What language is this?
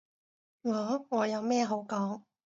Cantonese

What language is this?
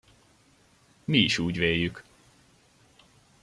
Hungarian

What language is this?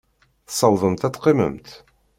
Kabyle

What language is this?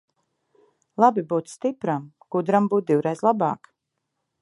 Latvian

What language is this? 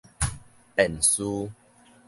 Min Nan Chinese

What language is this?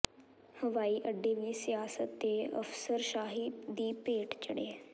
Punjabi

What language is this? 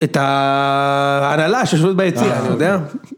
Hebrew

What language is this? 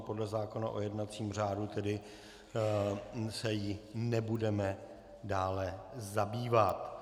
Czech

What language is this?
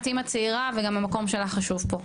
Hebrew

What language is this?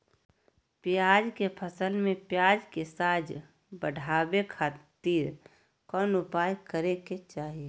Magahi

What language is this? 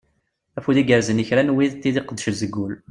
Kabyle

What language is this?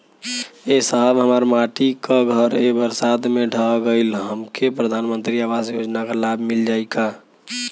Bhojpuri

